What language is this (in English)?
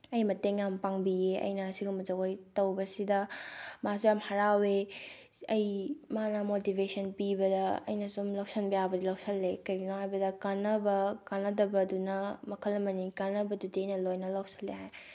Manipuri